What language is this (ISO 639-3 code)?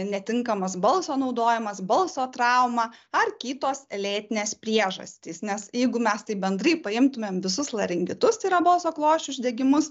lit